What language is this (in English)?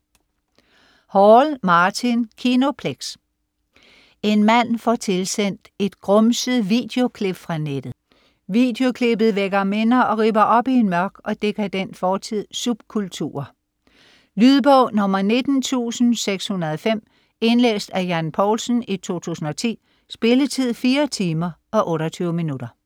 Danish